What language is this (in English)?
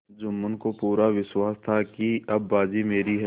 Hindi